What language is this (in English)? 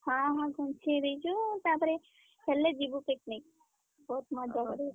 Odia